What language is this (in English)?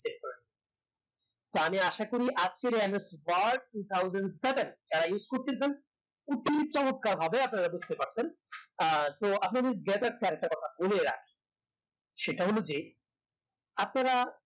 Bangla